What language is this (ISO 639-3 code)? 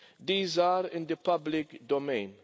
eng